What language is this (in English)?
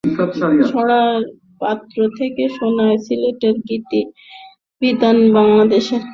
Bangla